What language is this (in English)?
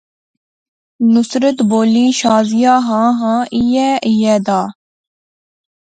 Pahari-Potwari